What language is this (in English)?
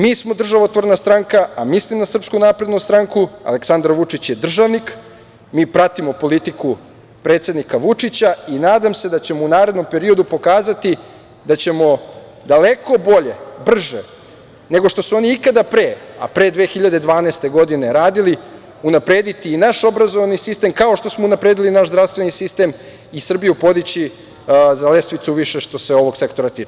Serbian